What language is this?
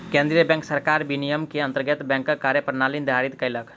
Maithili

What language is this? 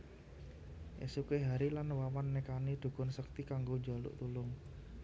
Javanese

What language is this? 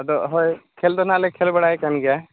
Santali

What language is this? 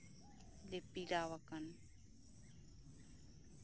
Santali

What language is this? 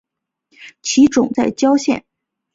Chinese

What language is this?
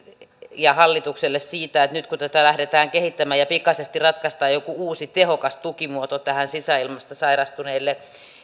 Finnish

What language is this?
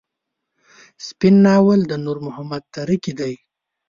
Pashto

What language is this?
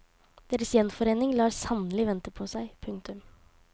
Norwegian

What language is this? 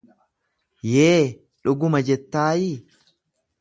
Oromo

